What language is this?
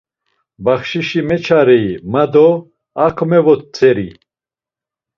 Laz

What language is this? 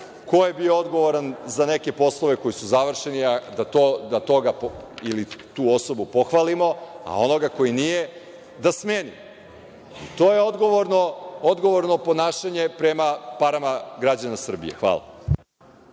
Serbian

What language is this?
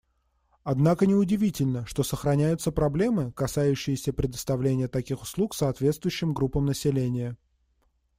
Russian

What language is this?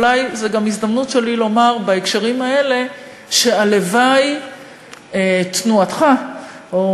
Hebrew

